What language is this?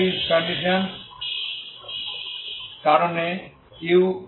Bangla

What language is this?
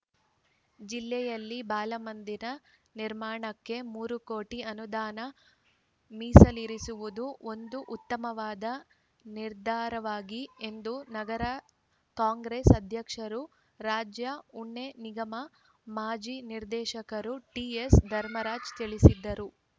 Kannada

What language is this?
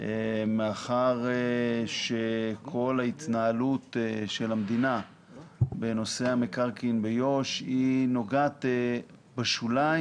Hebrew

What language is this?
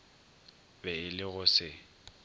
Northern Sotho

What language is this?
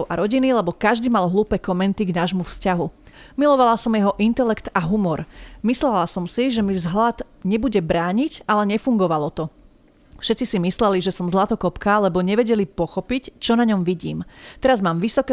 Slovak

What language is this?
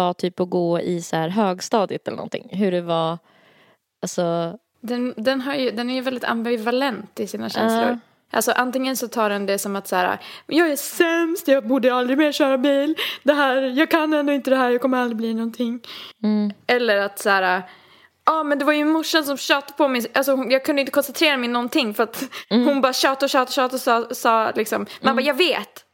Swedish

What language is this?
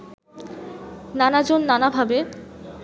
Bangla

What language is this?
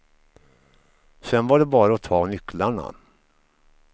Swedish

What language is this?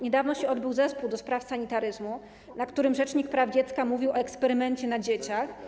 Polish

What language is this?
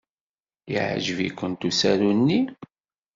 Kabyle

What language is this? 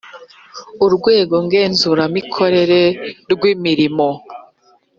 Kinyarwanda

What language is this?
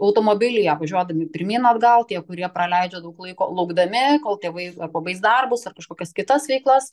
Lithuanian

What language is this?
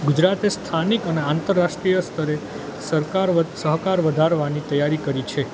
Gujarati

